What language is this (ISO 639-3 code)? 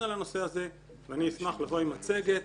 heb